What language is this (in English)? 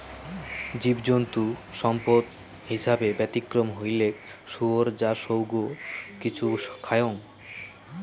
Bangla